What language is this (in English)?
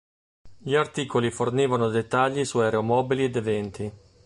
Italian